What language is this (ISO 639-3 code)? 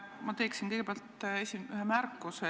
est